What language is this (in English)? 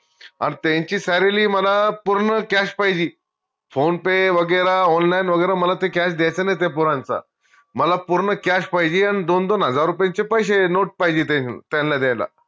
Marathi